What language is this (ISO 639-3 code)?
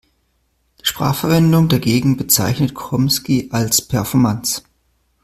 deu